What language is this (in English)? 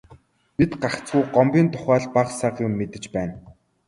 Mongolian